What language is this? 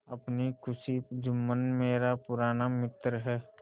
Hindi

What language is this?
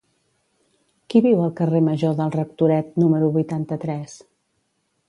Catalan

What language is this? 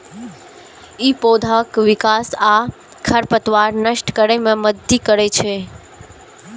Maithili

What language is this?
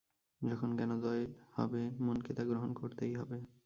Bangla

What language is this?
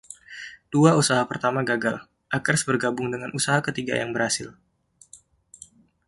Indonesian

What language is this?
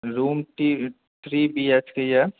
Maithili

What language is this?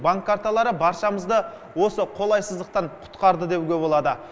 Kazakh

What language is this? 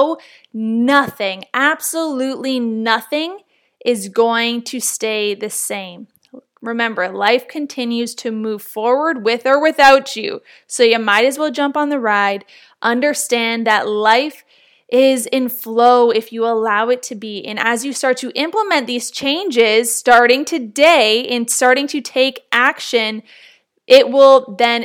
English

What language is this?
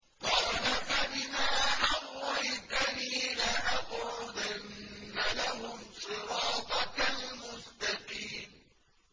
Arabic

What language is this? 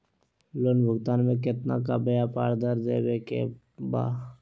Magahi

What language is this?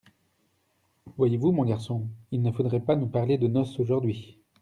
French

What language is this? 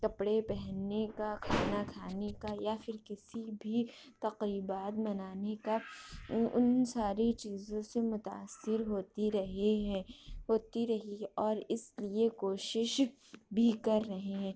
Urdu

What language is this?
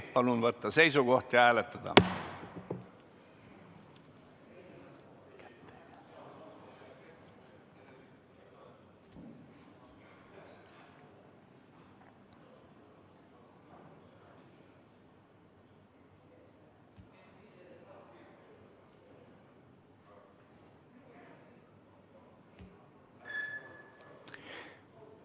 Estonian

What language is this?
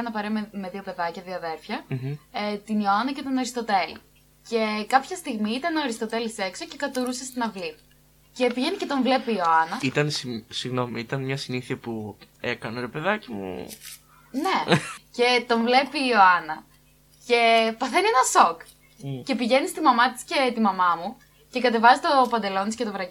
Greek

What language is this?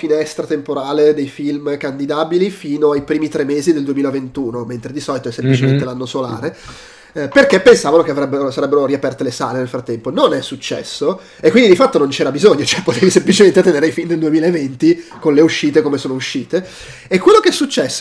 Italian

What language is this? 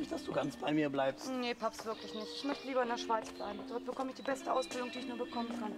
German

